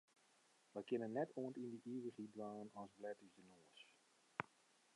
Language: Western Frisian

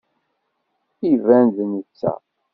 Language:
Kabyle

